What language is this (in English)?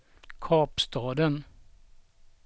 Swedish